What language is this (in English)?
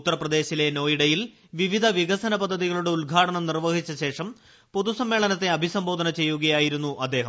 Malayalam